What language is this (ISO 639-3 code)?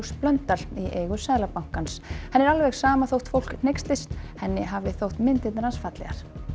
isl